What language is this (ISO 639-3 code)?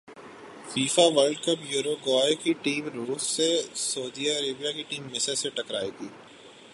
urd